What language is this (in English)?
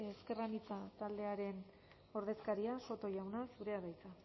Basque